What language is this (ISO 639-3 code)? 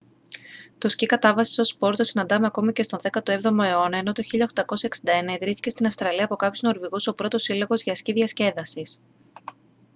ell